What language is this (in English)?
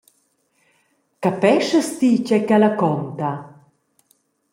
Romansh